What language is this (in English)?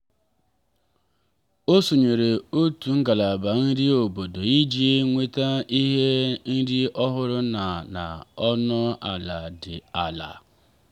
Igbo